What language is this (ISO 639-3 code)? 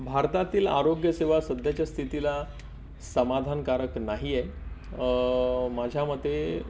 mar